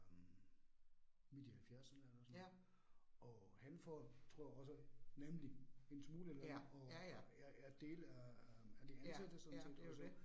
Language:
Danish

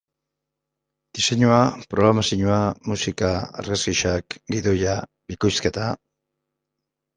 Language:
Basque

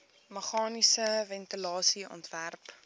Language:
Afrikaans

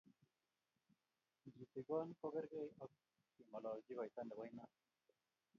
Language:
Kalenjin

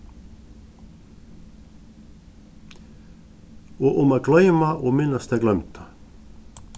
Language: Faroese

